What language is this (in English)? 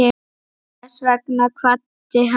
Icelandic